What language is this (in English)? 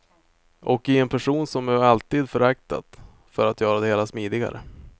Swedish